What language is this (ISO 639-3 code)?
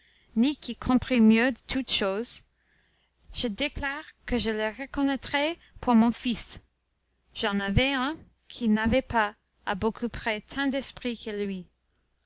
fra